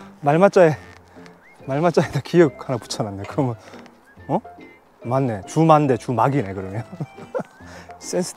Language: Korean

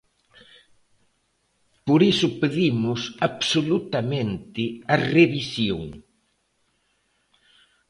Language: Galician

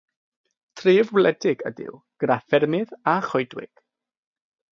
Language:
Welsh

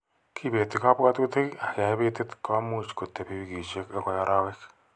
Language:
Kalenjin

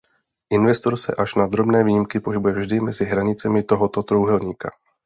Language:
Czech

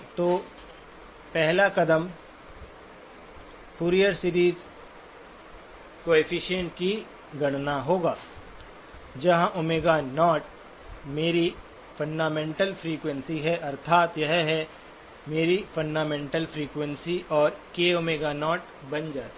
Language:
Hindi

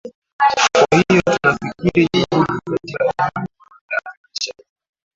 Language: Swahili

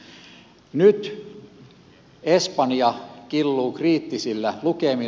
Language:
Finnish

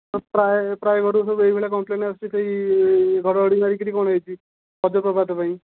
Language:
Odia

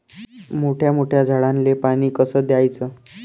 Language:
Marathi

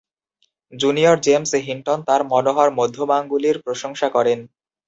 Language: Bangla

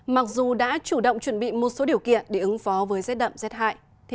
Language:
Vietnamese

